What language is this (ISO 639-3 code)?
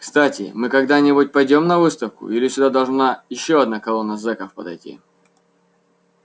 rus